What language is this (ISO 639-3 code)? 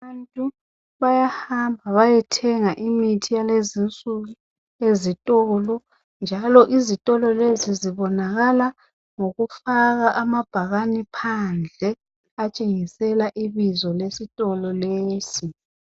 nde